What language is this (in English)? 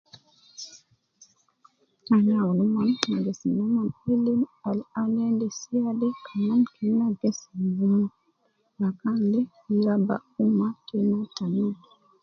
Nubi